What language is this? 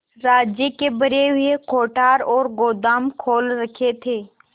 Hindi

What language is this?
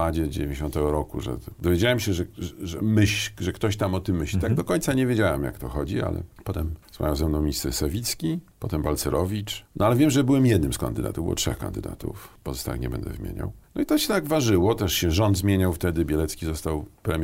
Polish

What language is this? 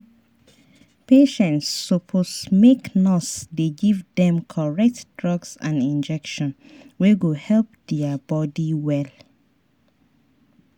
Nigerian Pidgin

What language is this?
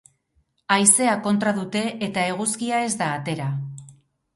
Basque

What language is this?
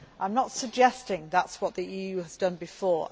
English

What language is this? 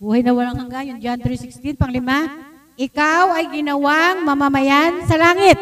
Filipino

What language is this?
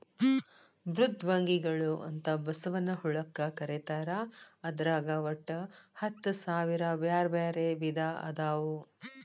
Kannada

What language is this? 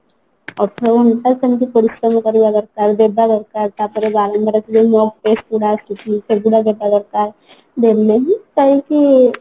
Odia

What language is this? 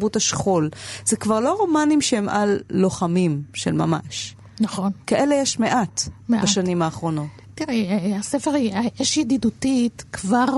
Hebrew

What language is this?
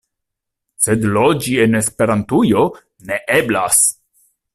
Esperanto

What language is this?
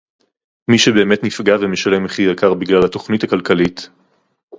Hebrew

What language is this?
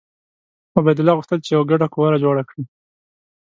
Pashto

